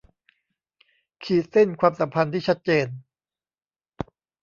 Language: Thai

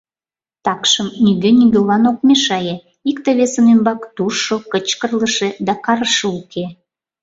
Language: Mari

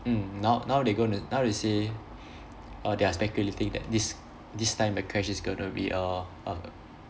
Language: English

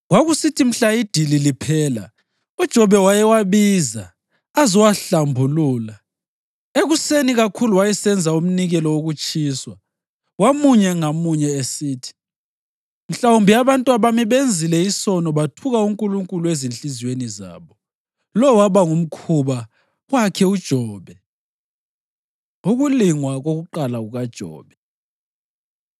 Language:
North Ndebele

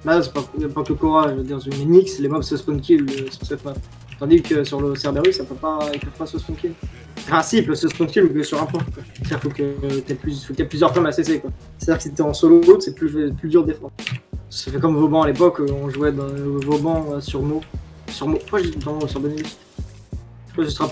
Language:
French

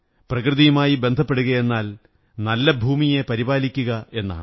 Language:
Malayalam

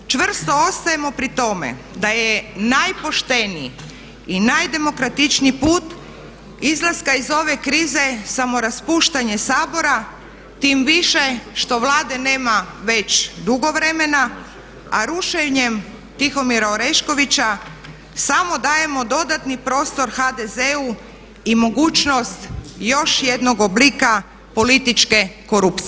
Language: Croatian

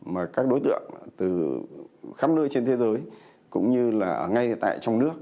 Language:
Vietnamese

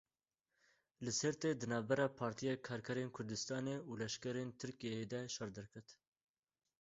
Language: Kurdish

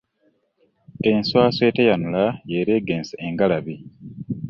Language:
Ganda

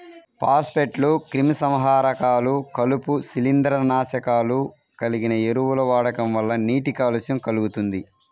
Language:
Telugu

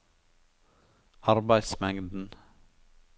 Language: Norwegian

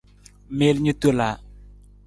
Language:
Nawdm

